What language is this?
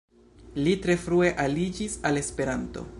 Esperanto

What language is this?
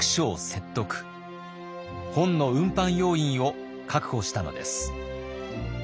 Japanese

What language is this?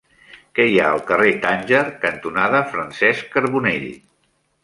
Catalan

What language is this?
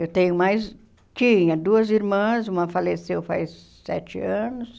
Portuguese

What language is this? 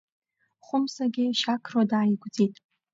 Abkhazian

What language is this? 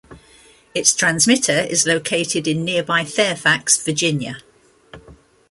English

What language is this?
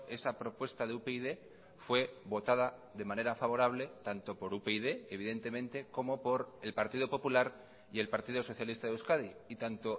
Spanish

